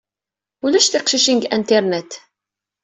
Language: Kabyle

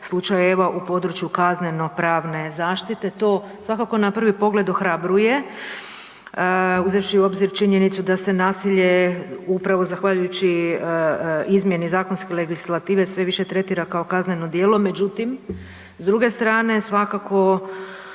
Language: Croatian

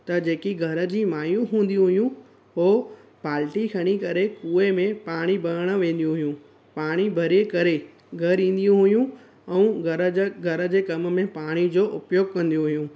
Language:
Sindhi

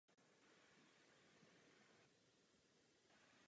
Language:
Czech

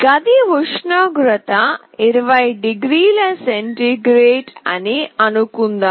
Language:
Telugu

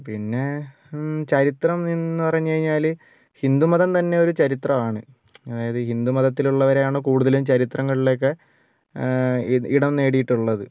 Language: Malayalam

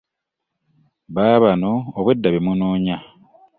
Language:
Ganda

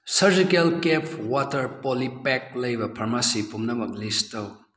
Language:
Manipuri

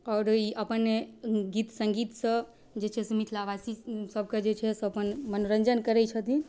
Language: Maithili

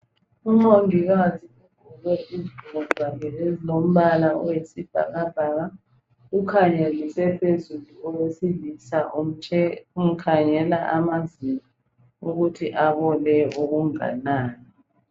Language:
North Ndebele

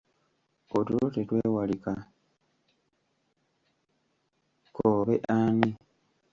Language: Ganda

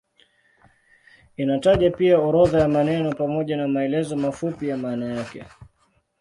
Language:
Swahili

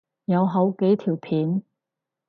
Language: Cantonese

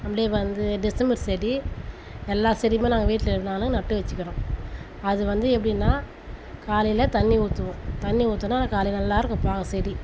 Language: Tamil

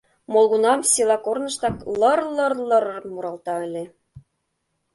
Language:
Mari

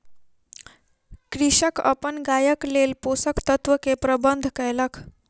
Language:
Maithili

